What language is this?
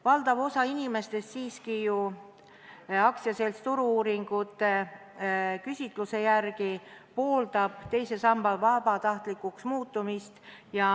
Estonian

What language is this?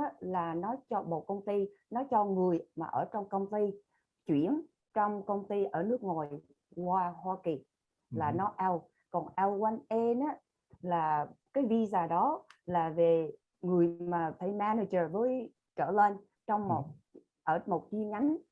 Vietnamese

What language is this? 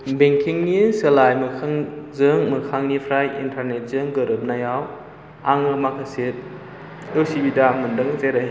Bodo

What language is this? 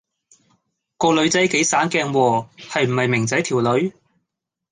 Cantonese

